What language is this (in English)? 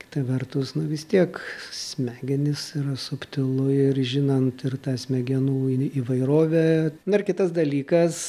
Lithuanian